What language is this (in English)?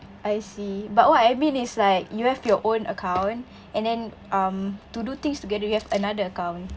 English